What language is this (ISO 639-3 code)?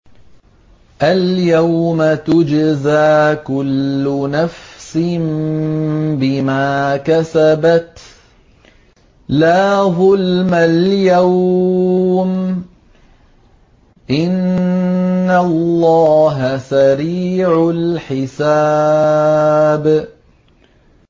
ara